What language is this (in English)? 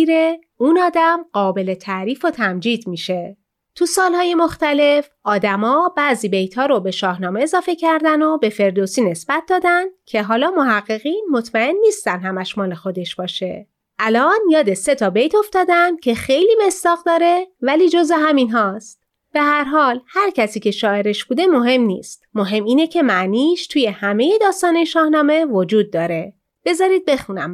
Persian